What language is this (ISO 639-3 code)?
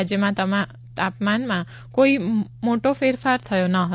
guj